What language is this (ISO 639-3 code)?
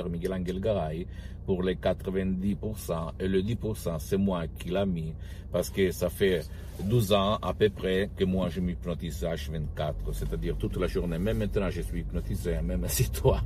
fra